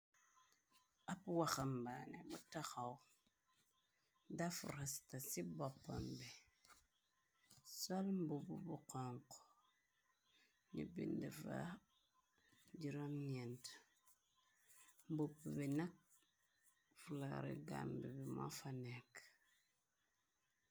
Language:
Wolof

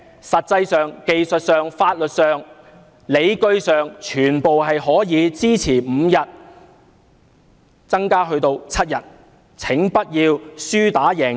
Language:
Cantonese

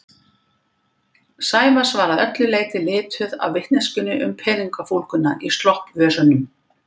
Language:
Icelandic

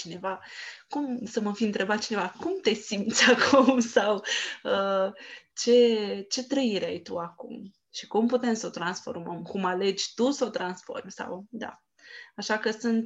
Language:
Romanian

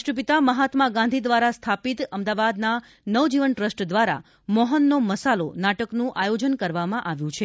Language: Gujarati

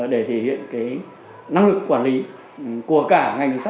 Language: Vietnamese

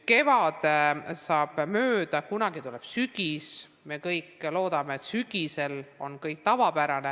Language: Estonian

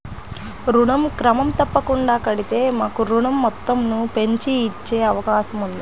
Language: Telugu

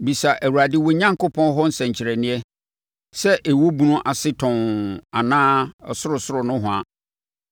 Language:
Akan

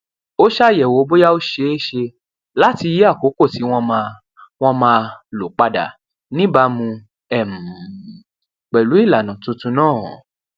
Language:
Yoruba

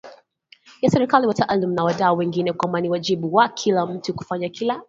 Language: Swahili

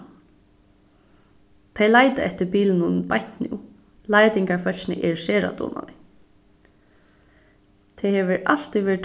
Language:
Faroese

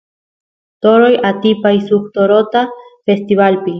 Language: Santiago del Estero Quichua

